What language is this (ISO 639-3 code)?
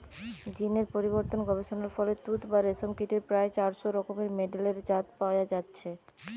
ben